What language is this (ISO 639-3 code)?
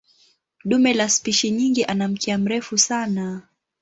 swa